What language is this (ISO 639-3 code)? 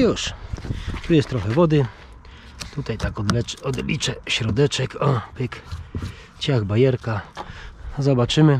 pol